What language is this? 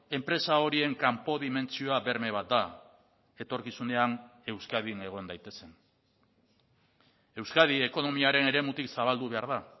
Basque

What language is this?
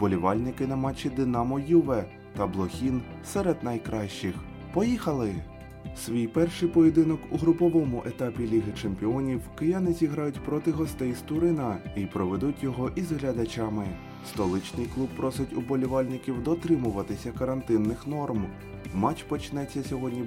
Ukrainian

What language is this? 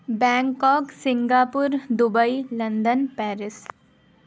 Urdu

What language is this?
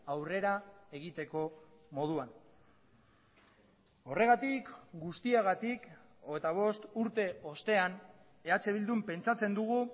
Basque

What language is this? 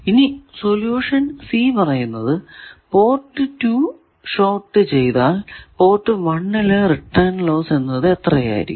Malayalam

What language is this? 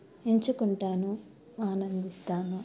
Telugu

